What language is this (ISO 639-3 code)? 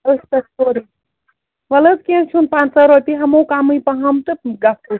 kas